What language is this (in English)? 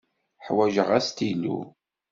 Kabyle